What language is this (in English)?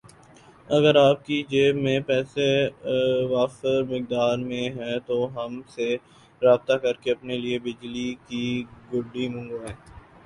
Urdu